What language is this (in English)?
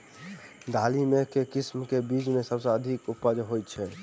Maithili